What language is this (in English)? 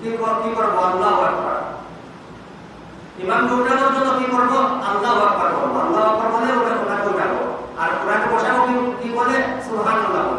Bangla